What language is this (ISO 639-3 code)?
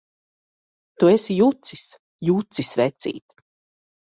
lav